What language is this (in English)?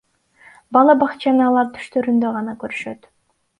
Kyrgyz